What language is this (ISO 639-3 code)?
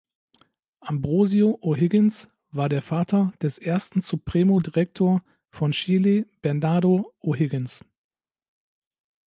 deu